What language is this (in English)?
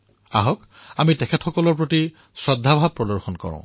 Assamese